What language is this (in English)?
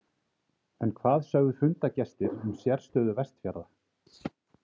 Icelandic